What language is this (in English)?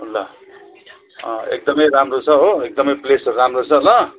Nepali